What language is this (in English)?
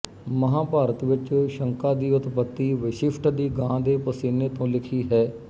Punjabi